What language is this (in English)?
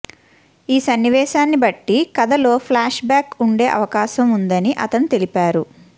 Telugu